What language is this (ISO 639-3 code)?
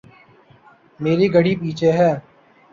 urd